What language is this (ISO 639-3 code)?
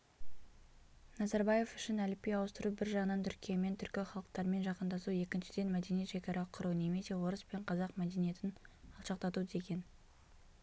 kaz